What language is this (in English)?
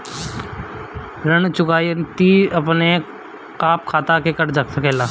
Bhojpuri